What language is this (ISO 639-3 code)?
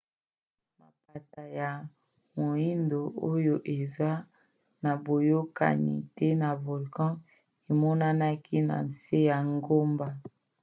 lin